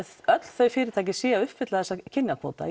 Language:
Icelandic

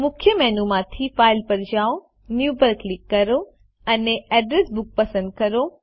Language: Gujarati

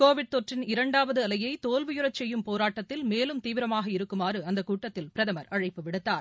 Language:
Tamil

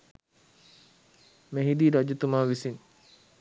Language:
Sinhala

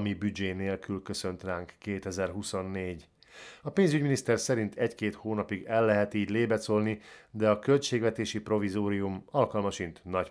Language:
Hungarian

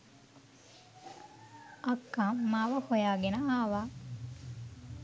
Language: Sinhala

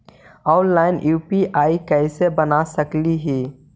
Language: Magahi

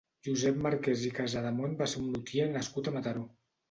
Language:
Catalan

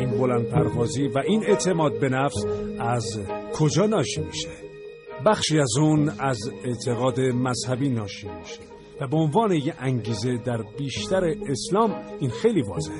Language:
Persian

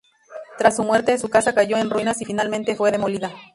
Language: Spanish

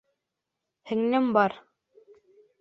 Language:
Bashkir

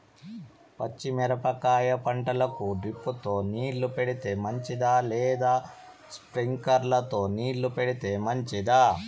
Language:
Telugu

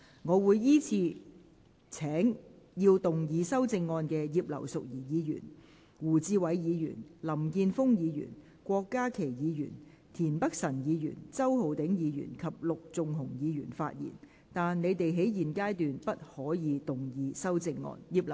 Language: Cantonese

